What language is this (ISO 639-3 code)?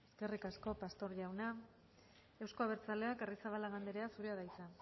eus